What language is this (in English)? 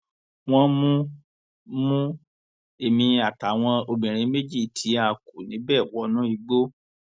Yoruba